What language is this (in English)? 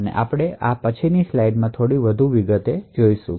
Gujarati